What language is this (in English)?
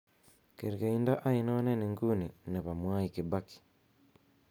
Kalenjin